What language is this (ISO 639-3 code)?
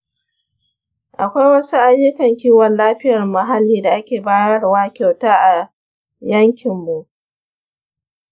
hau